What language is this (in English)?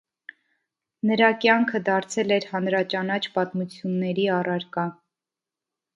Armenian